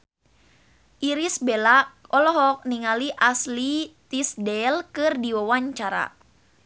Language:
Sundanese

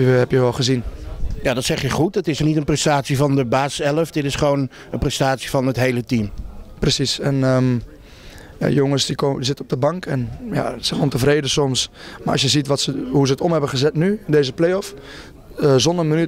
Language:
Dutch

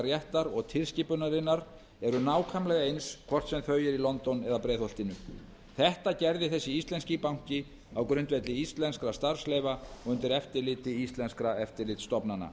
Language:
Icelandic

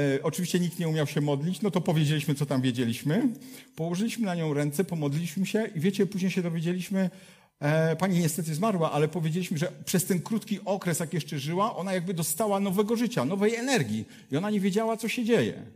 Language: Polish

